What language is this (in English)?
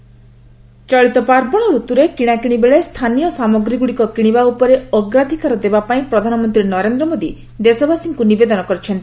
Odia